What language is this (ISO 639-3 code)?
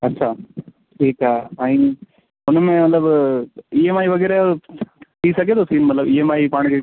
snd